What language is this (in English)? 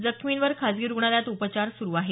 Marathi